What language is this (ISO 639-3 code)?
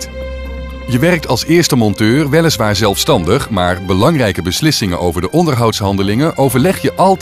nld